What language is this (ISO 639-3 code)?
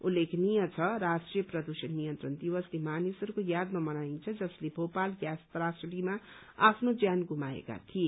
nep